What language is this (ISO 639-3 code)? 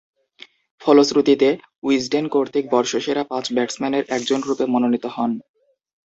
ben